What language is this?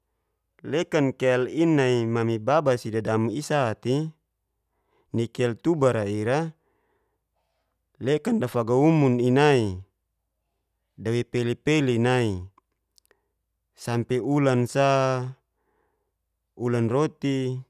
Geser-Gorom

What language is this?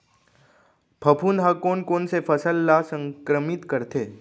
Chhattisgarhi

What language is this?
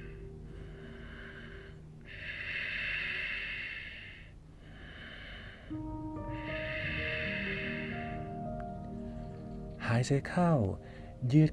Thai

